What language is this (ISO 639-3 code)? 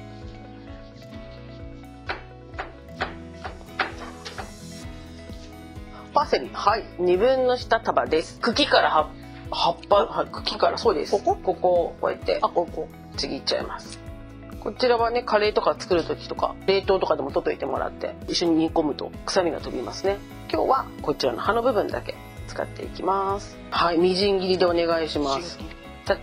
jpn